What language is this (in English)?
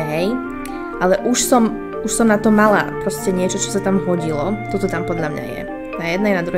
Polish